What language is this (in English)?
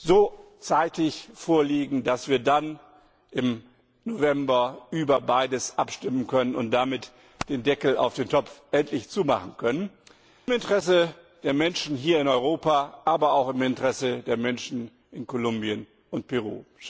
German